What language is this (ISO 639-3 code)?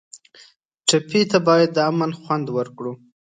pus